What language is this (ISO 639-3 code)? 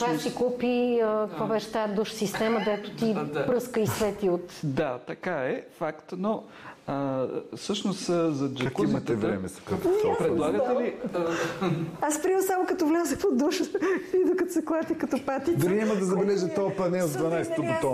bul